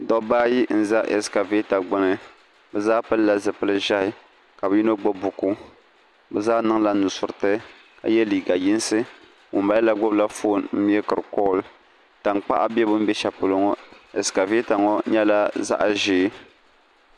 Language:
Dagbani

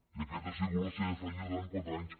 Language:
Catalan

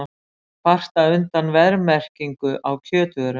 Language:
Icelandic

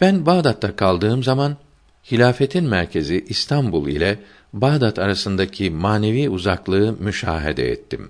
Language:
Turkish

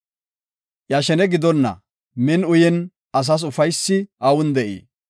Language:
Gofa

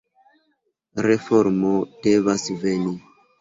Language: Esperanto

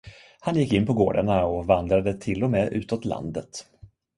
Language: Swedish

